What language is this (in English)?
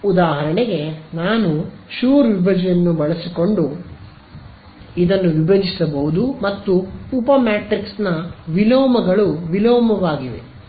Kannada